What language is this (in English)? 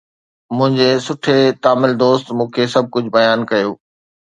Sindhi